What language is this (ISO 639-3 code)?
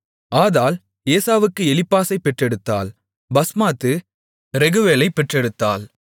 tam